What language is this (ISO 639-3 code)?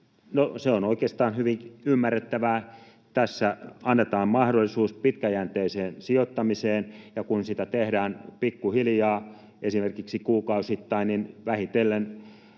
fin